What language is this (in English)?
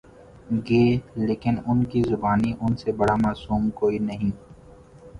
Urdu